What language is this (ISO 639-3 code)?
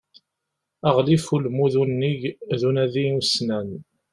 kab